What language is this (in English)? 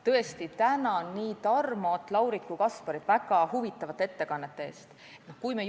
Estonian